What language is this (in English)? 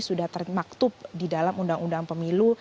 Indonesian